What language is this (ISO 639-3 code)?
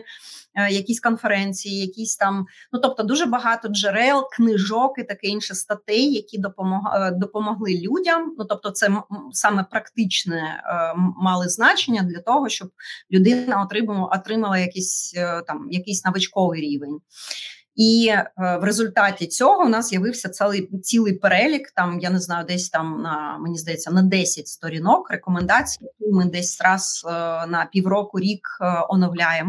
ukr